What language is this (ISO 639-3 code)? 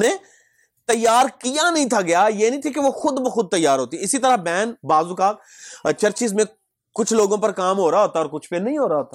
urd